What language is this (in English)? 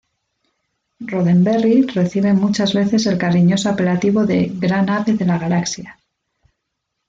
Spanish